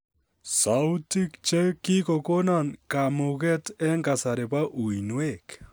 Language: Kalenjin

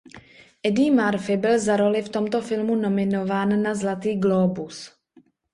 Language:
Czech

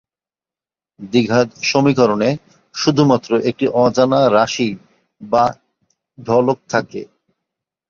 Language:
Bangla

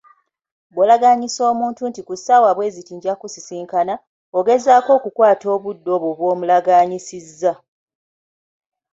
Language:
Ganda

